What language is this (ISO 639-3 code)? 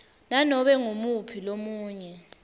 ssw